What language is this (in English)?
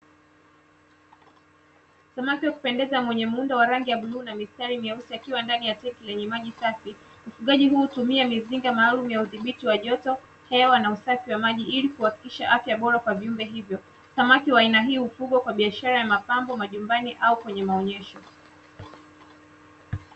Swahili